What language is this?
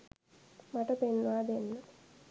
Sinhala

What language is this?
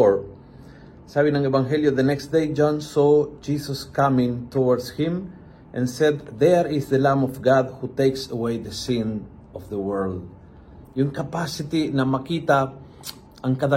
Filipino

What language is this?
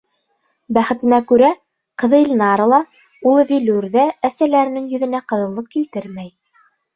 Bashkir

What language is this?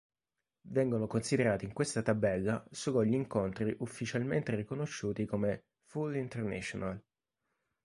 Italian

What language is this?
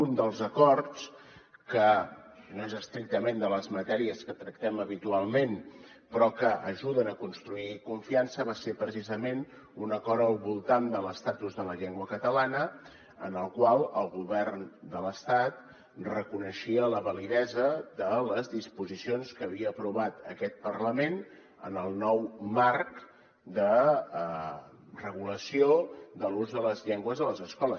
Catalan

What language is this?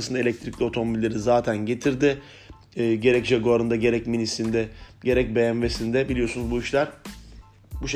Turkish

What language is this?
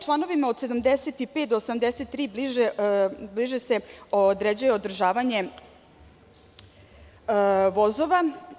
Serbian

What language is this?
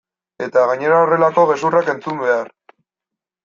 Basque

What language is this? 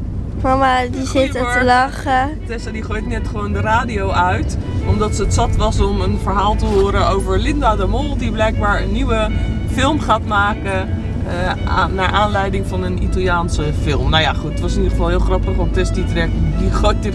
Dutch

